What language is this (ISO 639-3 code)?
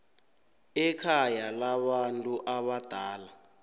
nbl